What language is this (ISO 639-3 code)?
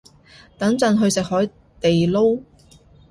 yue